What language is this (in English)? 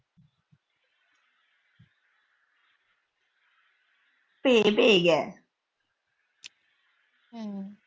Punjabi